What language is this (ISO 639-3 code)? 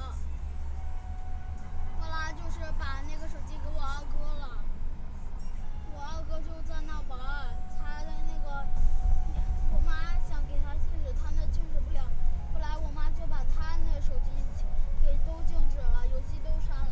zho